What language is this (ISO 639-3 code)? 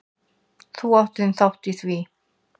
isl